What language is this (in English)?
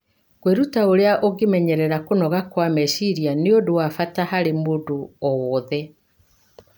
Kikuyu